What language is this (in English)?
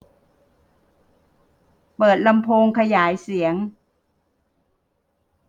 Thai